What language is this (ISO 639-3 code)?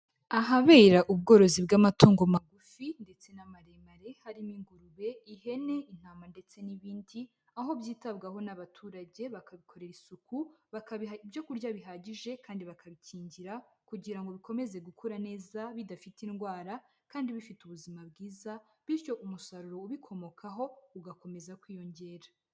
kin